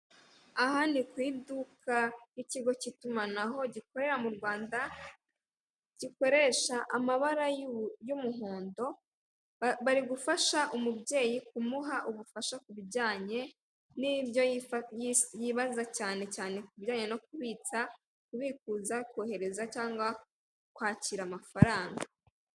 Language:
Kinyarwanda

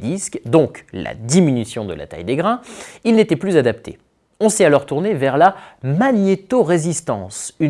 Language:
French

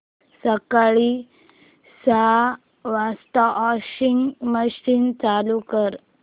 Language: Marathi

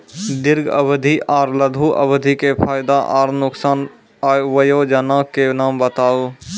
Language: Maithili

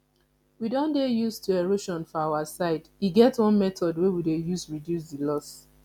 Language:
Nigerian Pidgin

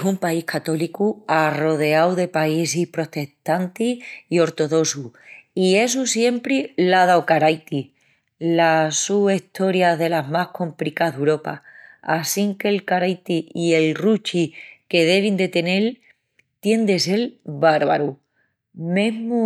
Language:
Extremaduran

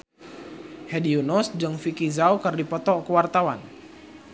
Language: Sundanese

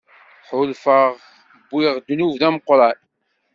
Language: Kabyle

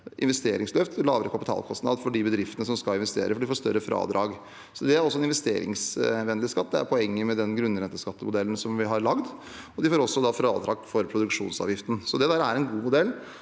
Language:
Norwegian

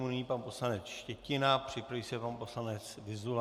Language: Czech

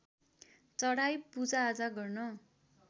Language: Nepali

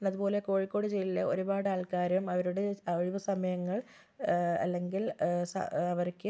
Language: Malayalam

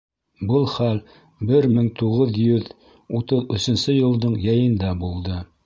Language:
Bashkir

